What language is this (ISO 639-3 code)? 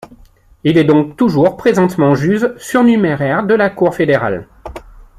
fra